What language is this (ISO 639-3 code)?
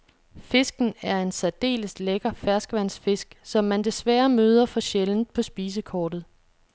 dan